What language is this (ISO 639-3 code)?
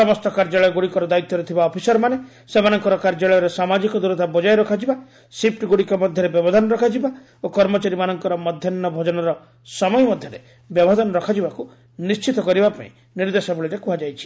ori